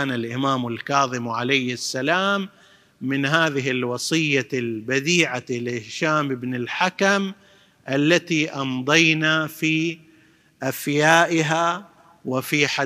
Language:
Arabic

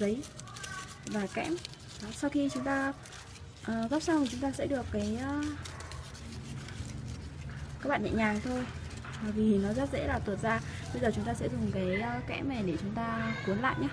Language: Vietnamese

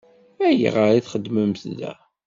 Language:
Kabyle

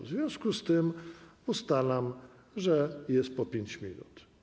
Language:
Polish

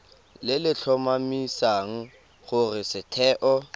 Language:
Tswana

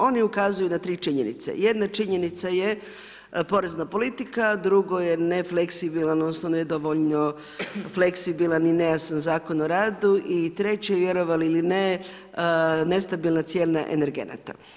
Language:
Croatian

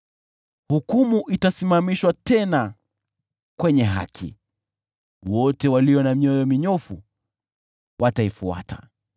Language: Swahili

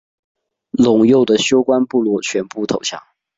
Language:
Chinese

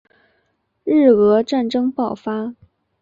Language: Chinese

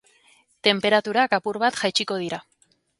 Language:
Basque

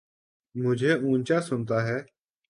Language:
Urdu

